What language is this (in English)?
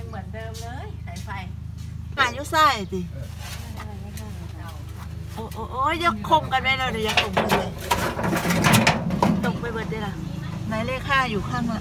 Thai